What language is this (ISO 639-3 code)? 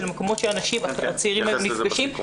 heb